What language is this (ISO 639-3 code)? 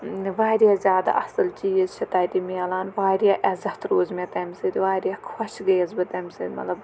kas